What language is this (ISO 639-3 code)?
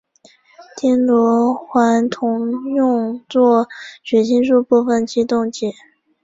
zho